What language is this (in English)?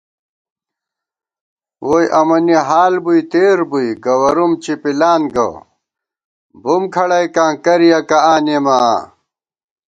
Gawar-Bati